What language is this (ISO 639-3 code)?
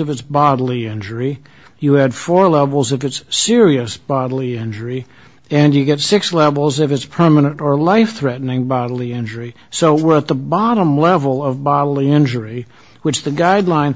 eng